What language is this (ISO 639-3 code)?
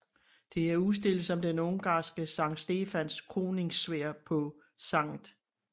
dan